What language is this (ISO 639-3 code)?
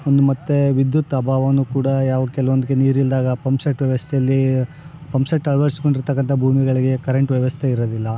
kan